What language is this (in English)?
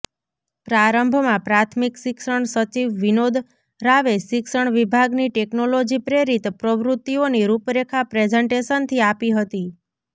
Gujarati